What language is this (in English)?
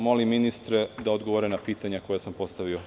Serbian